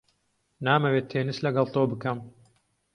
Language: Central Kurdish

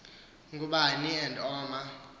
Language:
Xhosa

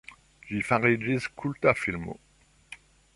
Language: Esperanto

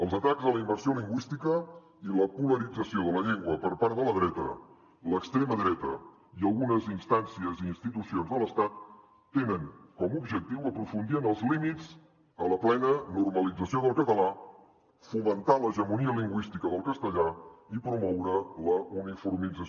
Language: Catalan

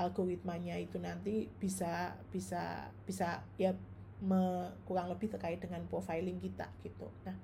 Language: Indonesian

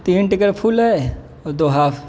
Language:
Urdu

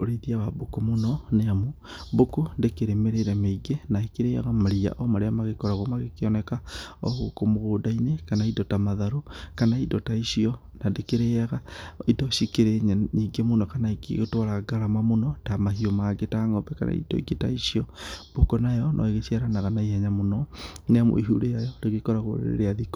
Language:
Kikuyu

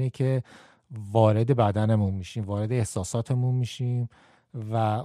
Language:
Persian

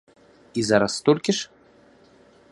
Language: Belarusian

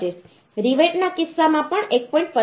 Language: Gujarati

